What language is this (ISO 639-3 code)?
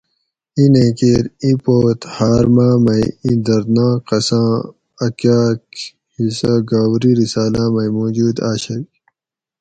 gwc